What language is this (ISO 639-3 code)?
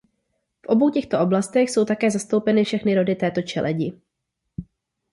ces